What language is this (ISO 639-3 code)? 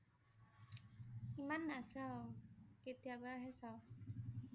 asm